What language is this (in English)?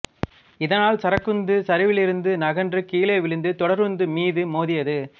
Tamil